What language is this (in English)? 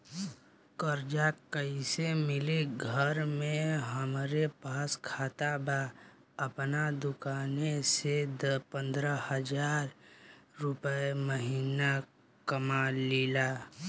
Bhojpuri